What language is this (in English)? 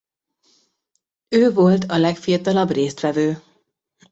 Hungarian